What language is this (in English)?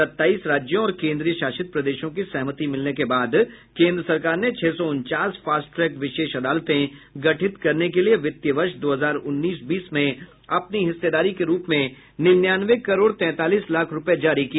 Hindi